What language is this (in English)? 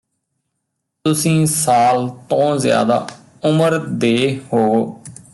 Punjabi